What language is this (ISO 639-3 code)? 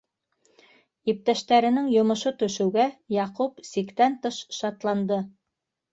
bak